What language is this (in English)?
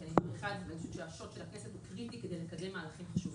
Hebrew